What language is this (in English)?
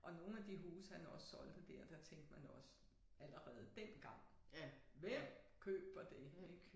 Danish